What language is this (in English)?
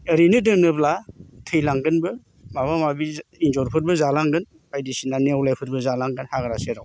Bodo